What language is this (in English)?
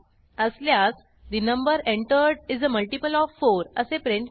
Marathi